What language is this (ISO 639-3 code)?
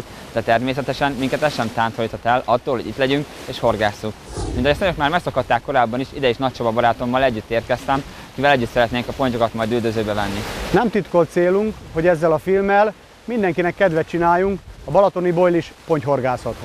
hun